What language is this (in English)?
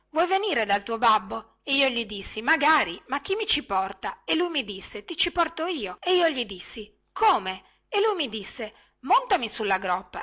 Italian